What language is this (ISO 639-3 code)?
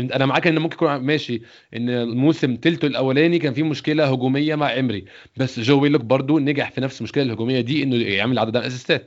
ara